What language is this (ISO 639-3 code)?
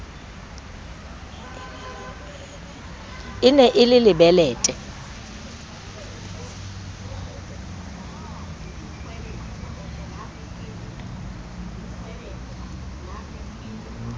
sot